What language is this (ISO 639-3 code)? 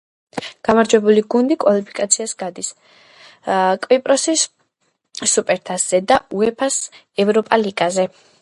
kat